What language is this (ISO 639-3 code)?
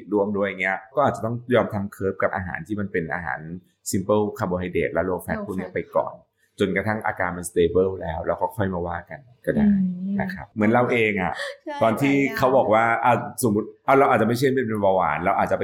tha